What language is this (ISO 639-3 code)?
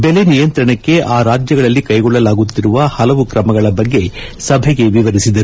kan